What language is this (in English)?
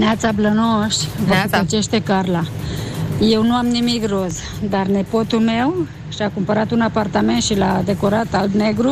Romanian